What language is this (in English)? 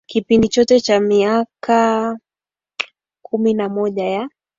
Swahili